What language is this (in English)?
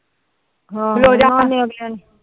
Punjabi